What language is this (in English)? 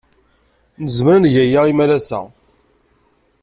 Kabyle